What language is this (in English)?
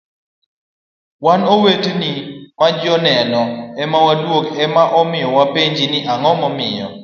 Luo (Kenya and Tanzania)